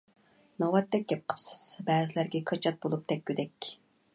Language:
Uyghur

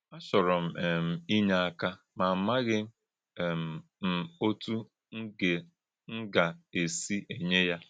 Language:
Igbo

